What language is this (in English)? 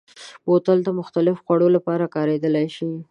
Pashto